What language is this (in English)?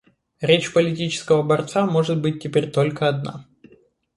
Russian